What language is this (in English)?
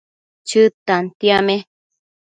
Matsés